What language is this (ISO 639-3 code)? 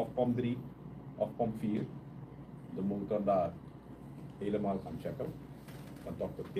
nld